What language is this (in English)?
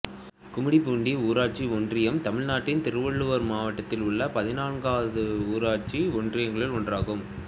Tamil